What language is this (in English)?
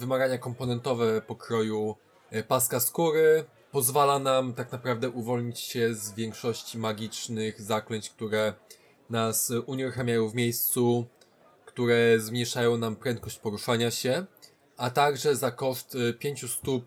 Polish